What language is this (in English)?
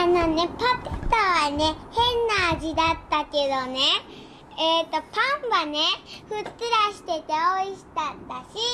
Japanese